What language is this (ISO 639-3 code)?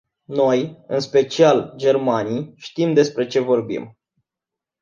ron